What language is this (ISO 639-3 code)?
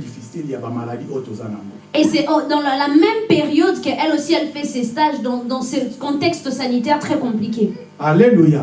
fra